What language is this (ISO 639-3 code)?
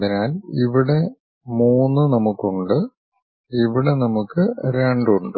mal